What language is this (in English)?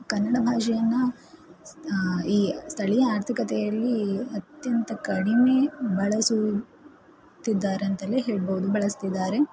Kannada